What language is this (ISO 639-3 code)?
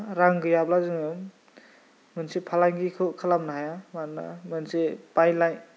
brx